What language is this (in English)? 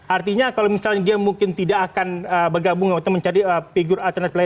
Indonesian